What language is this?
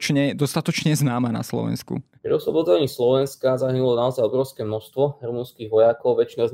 Slovak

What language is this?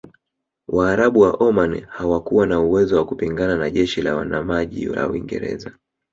Swahili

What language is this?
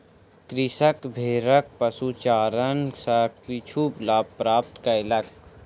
Maithili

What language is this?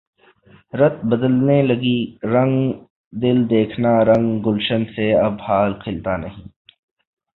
Urdu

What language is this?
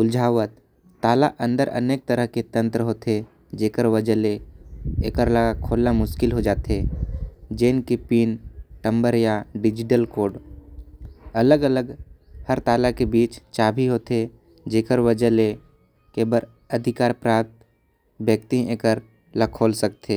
Korwa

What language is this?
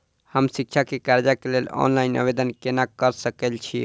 Maithili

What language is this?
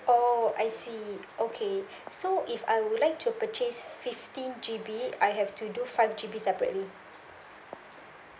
English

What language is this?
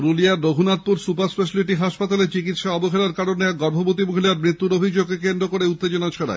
Bangla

